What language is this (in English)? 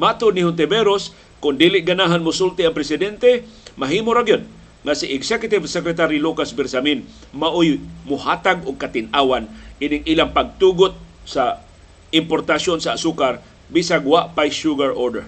Filipino